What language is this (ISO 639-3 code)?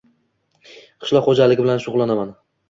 uzb